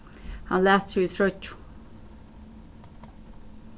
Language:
Faroese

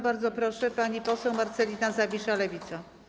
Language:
Polish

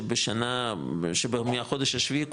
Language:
Hebrew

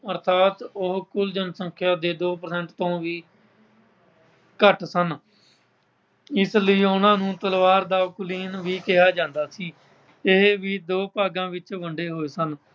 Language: Punjabi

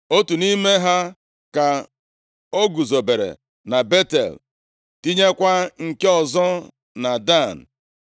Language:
Igbo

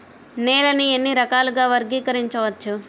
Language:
Telugu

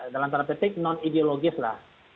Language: Indonesian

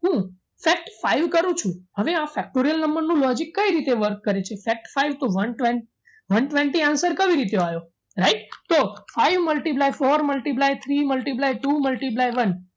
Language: Gujarati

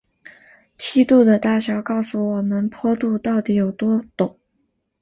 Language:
Chinese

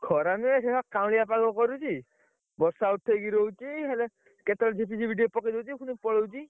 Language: Odia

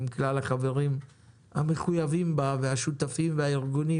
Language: Hebrew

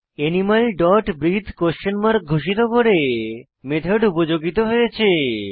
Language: Bangla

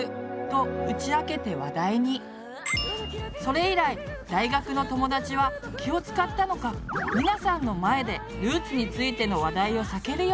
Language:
Japanese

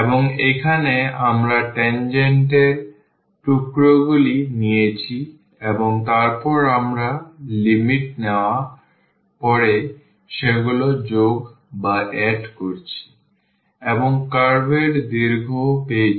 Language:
Bangla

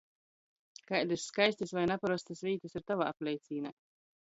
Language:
Latgalian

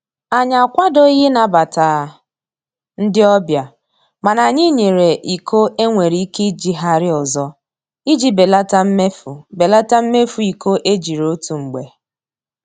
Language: Igbo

